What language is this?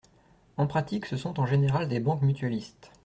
French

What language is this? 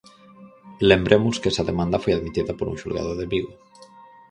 Galician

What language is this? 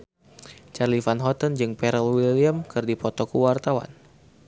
Sundanese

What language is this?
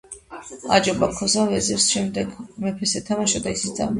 Georgian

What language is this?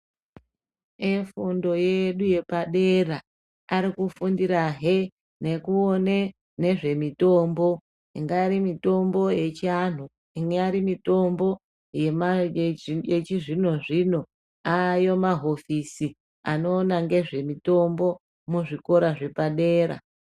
Ndau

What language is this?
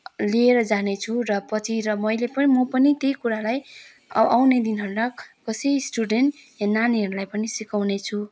Nepali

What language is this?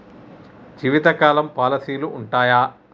Telugu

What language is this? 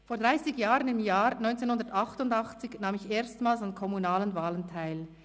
Swiss German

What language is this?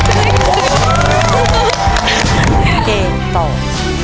Thai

